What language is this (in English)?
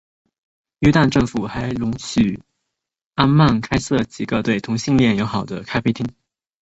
Chinese